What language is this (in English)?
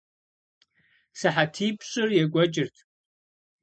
Kabardian